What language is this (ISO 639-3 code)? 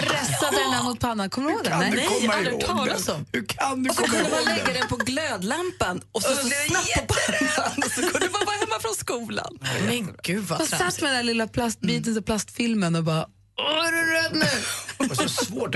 swe